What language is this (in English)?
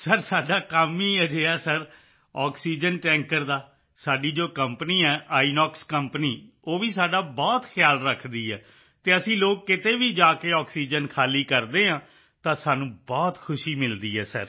Punjabi